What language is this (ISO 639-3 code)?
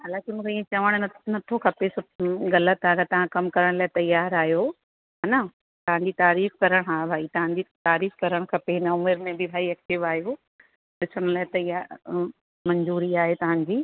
snd